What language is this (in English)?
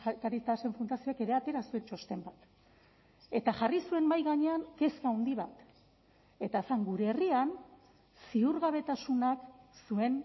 Basque